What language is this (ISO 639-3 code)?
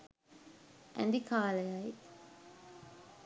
sin